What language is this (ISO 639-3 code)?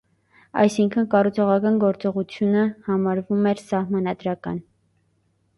hye